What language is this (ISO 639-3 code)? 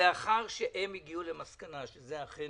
heb